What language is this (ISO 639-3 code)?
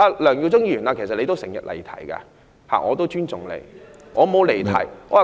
yue